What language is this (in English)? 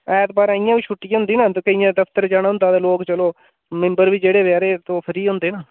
Dogri